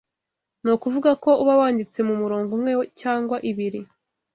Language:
Kinyarwanda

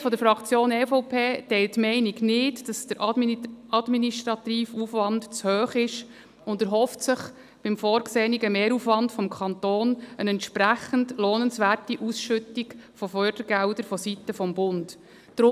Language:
Swiss German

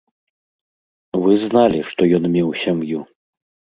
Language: Belarusian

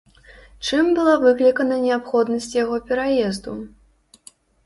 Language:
Belarusian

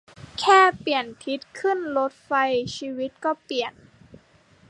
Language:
Thai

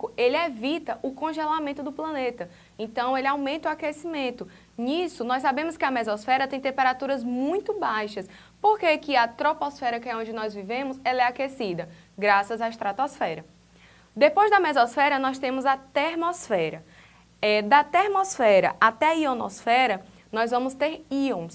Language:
Portuguese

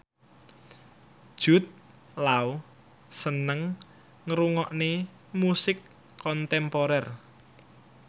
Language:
Javanese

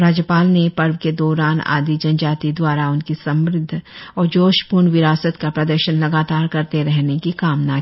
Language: Hindi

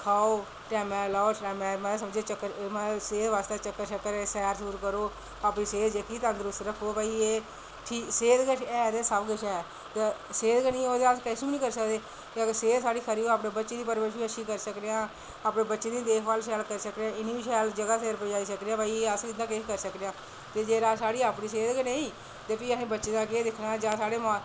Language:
Dogri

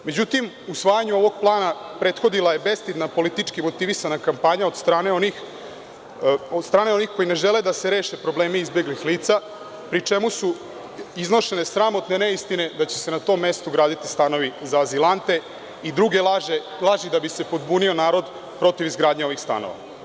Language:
Serbian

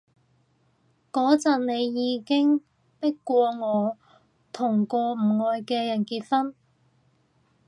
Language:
Cantonese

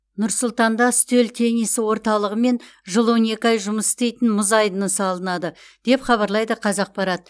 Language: Kazakh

